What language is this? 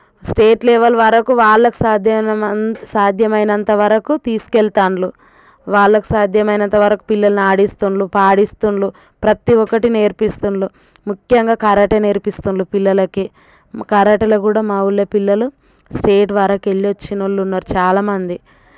Telugu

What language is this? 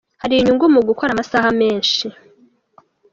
Kinyarwanda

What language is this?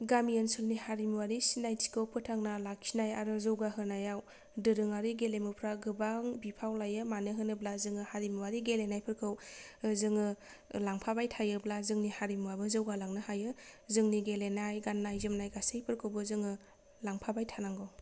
Bodo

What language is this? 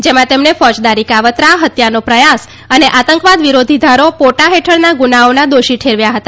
Gujarati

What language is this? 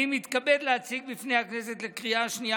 Hebrew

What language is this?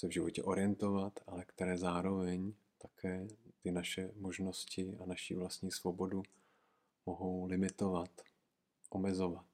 Czech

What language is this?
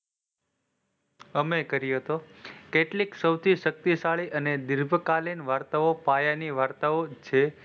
Gujarati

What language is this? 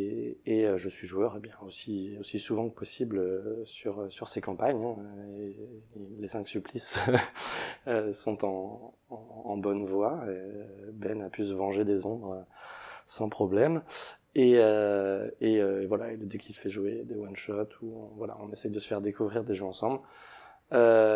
French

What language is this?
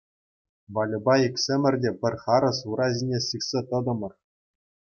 Chuvash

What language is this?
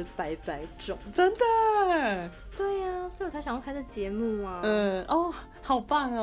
Chinese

